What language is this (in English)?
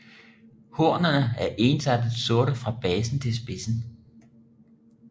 Danish